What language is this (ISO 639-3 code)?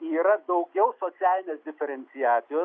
lit